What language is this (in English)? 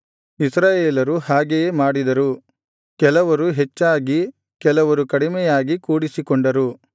Kannada